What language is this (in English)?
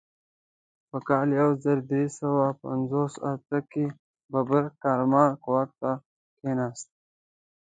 Pashto